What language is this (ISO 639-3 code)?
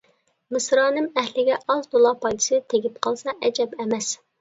uig